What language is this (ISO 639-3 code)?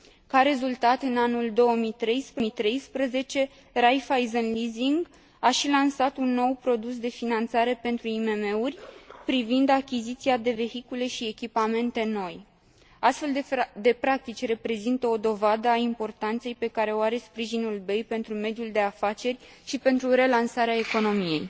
ron